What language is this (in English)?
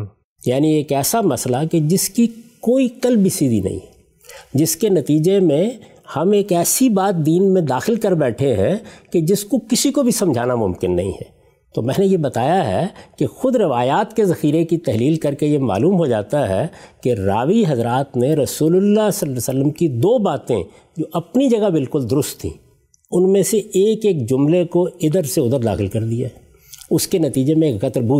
Urdu